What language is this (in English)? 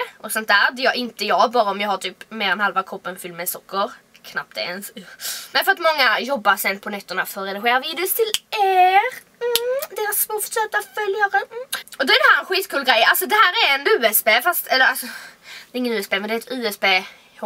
Swedish